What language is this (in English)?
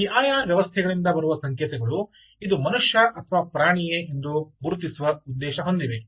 Kannada